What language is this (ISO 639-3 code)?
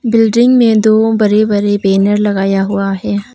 hin